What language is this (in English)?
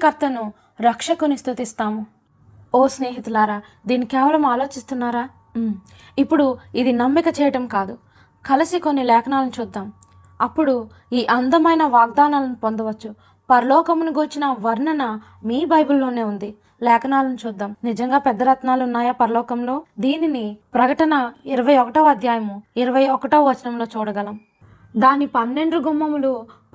Telugu